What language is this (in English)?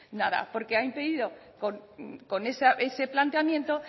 Spanish